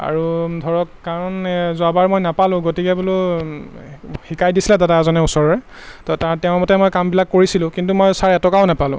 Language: Assamese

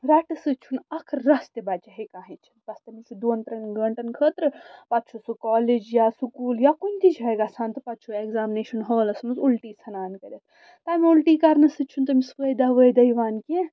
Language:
Kashmiri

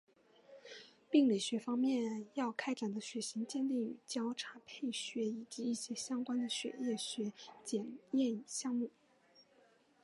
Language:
Chinese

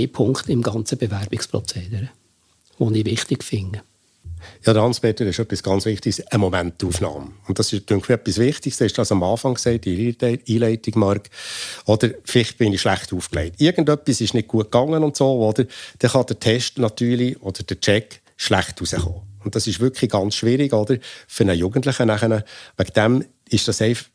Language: German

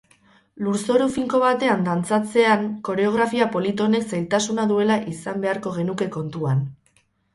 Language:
Basque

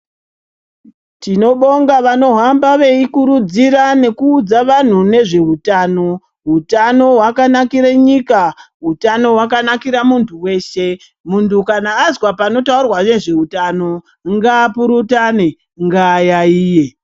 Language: Ndau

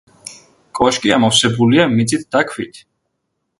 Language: Georgian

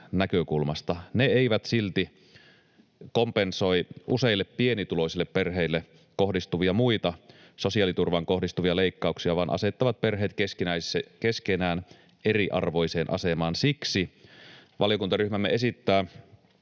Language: Finnish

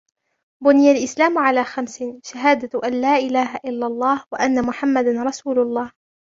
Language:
Arabic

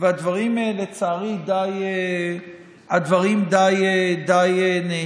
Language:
Hebrew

